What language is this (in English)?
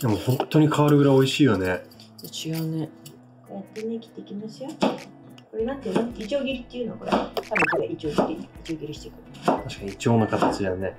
Japanese